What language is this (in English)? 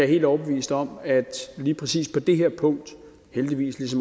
Danish